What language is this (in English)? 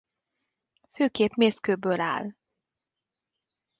Hungarian